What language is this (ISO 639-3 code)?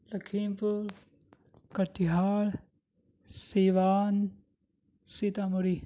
urd